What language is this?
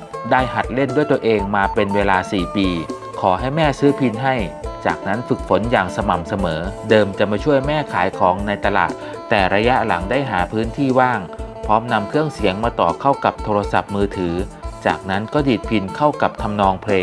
Thai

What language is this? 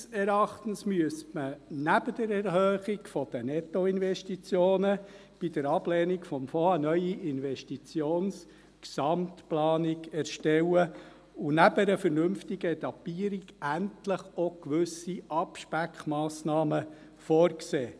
Swiss German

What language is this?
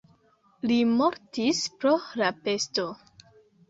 Esperanto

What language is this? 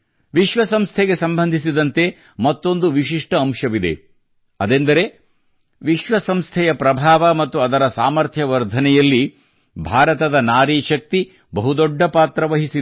Kannada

